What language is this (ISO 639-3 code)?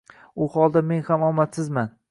uzb